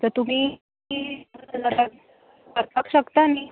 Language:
Konkani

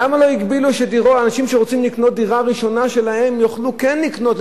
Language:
Hebrew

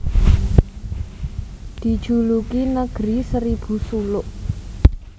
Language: Javanese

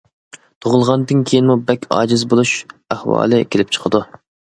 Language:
Uyghur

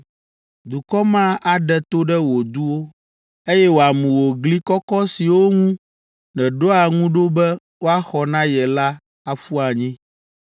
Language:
Ewe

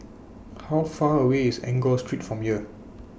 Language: English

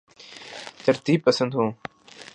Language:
Urdu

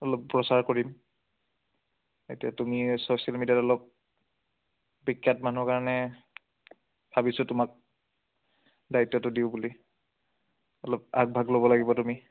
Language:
Assamese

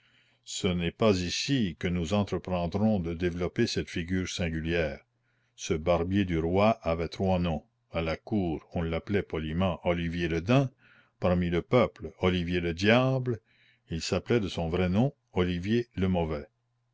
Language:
French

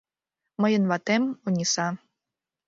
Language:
Mari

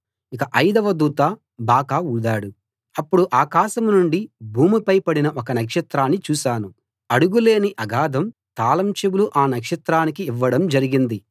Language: Telugu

